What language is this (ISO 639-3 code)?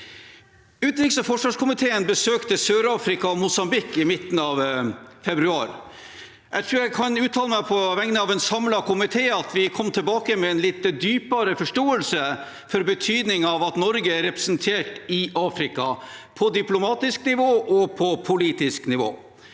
nor